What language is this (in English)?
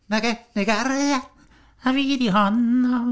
Welsh